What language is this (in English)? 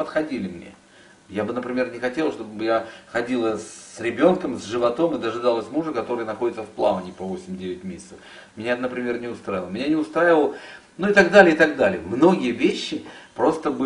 Russian